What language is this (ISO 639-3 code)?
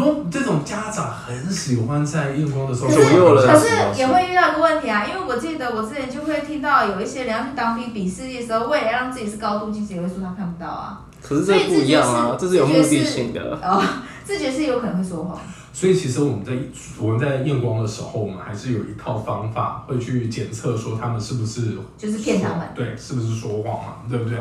zho